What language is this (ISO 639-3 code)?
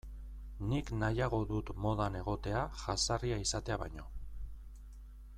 eus